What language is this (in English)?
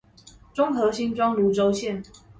Chinese